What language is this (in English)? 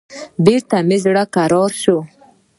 Pashto